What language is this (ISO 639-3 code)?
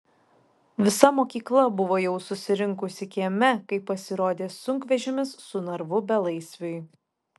lit